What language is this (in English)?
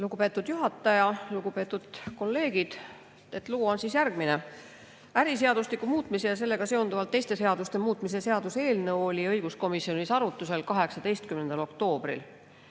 Estonian